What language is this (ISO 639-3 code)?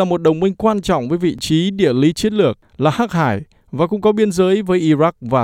vie